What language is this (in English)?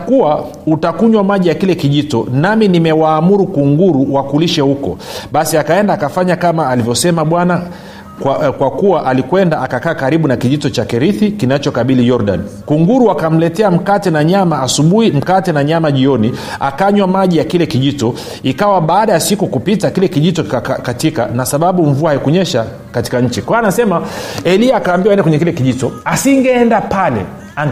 Swahili